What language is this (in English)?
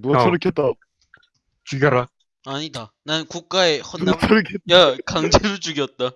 Korean